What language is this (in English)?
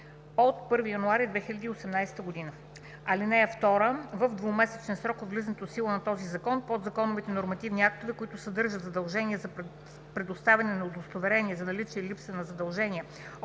Bulgarian